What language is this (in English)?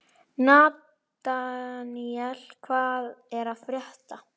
Icelandic